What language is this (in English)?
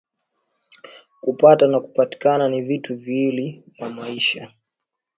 Swahili